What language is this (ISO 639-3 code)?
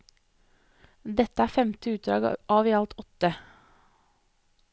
nor